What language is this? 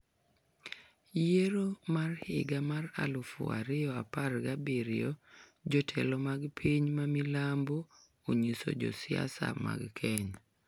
Luo (Kenya and Tanzania)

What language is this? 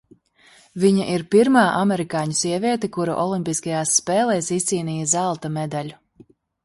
Latvian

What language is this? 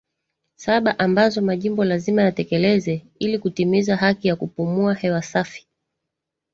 Swahili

